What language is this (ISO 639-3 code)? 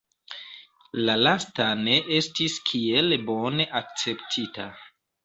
epo